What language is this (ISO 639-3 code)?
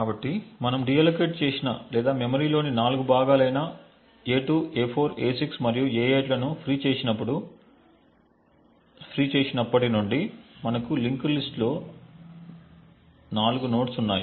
tel